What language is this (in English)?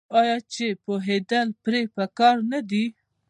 Pashto